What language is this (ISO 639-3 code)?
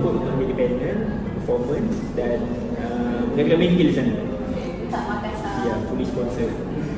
msa